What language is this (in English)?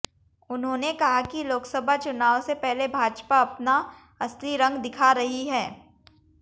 Hindi